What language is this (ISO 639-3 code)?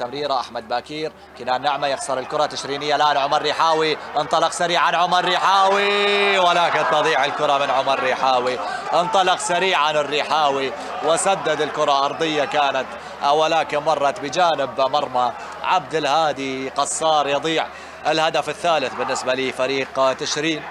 ara